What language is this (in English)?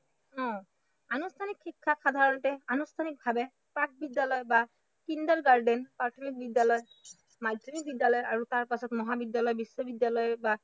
Assamese